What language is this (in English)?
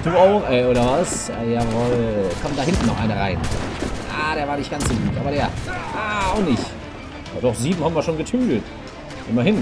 German